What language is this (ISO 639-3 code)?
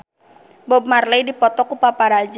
sun